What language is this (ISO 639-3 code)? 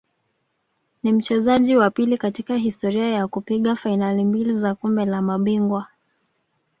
swa